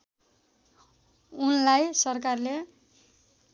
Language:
Nepali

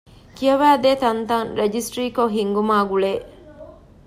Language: Divehi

